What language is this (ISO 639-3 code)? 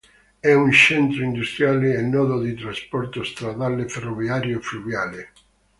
ita